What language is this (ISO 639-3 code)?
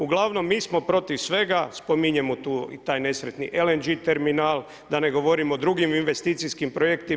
hrv